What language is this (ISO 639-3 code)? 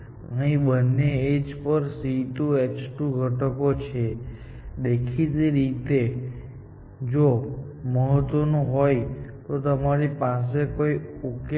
guj